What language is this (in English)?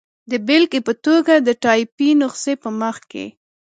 Pashto